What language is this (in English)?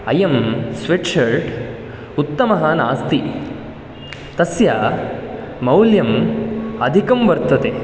Sanskrit